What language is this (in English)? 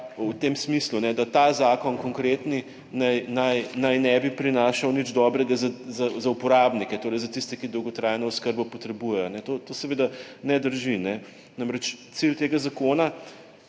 Slovenian